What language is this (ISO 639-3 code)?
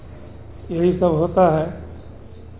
hin